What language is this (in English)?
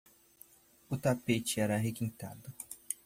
Portuguese